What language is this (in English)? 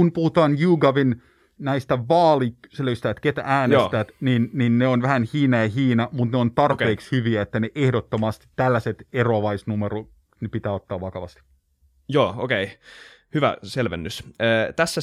Finnish